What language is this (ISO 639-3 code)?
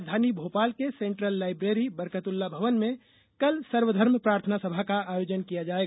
hin